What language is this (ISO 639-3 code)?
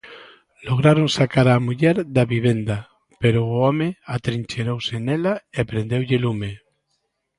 glg